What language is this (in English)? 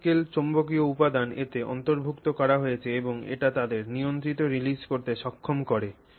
Bangla